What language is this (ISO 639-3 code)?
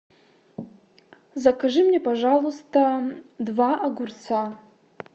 rus